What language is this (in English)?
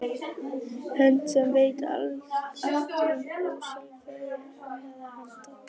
Icelandic